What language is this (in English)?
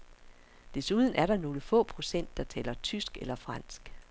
Danish